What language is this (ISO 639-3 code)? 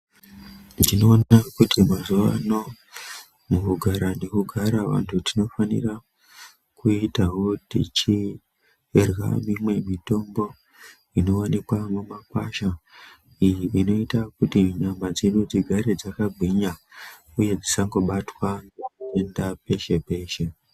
ndc